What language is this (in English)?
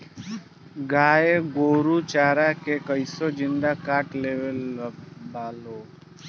Bhojpuri